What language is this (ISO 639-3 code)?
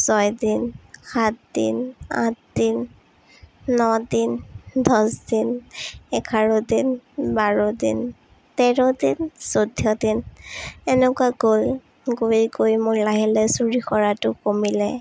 asm